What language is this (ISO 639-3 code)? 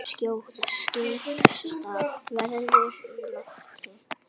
isl